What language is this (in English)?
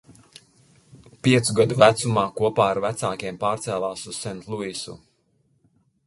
Latvian